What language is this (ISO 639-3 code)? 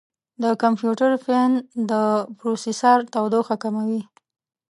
pus